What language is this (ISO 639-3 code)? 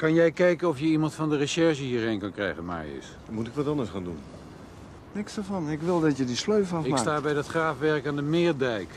nld